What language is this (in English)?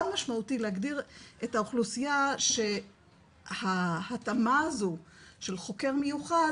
Hebrew